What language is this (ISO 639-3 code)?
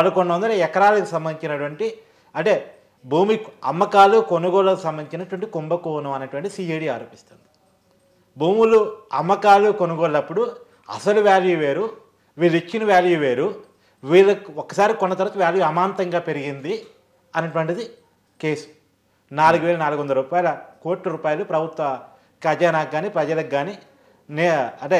tel